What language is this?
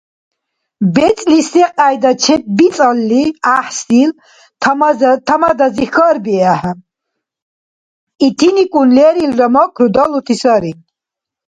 Dargwa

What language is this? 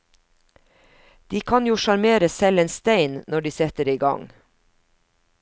Norwegian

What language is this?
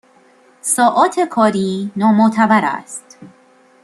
Persian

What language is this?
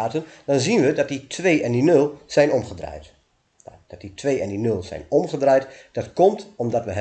Dutch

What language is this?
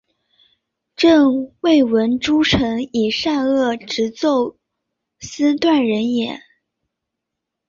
Chinese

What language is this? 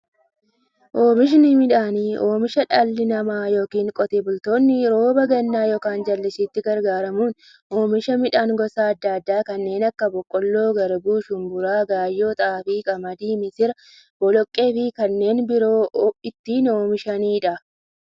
Oromo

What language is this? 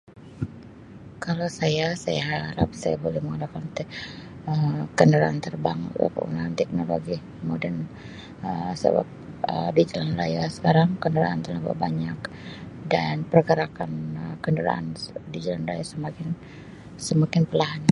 Sabah Malay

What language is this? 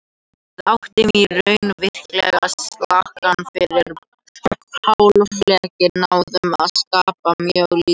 Icelandic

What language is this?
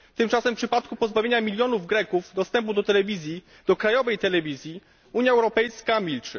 Polish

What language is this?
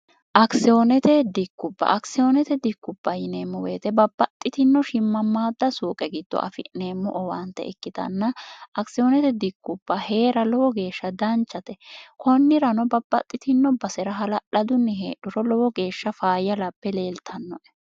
Sidamo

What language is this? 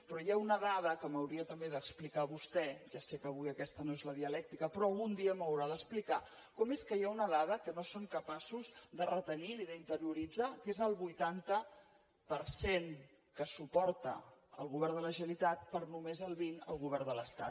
Catalan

